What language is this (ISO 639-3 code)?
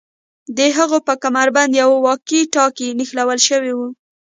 pus